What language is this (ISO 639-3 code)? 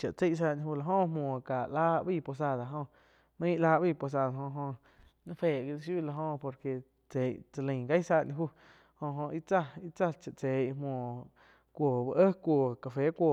chq